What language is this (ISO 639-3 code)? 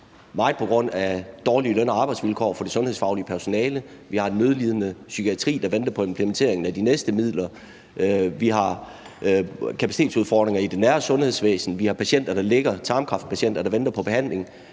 dan